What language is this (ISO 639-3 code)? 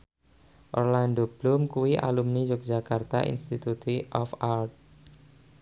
jav